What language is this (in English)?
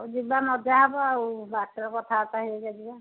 Odia